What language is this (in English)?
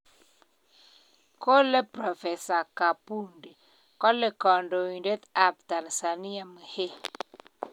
Kalenjin